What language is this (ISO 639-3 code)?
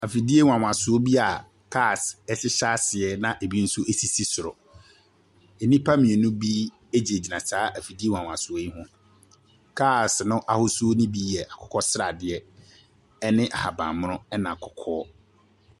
aka